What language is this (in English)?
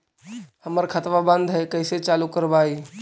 Magahi